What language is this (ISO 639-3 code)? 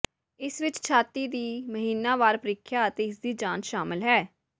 pan